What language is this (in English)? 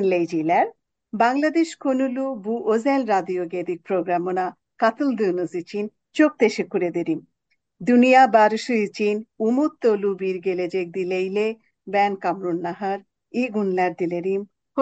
Turkish